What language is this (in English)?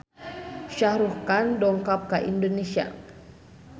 Sundanese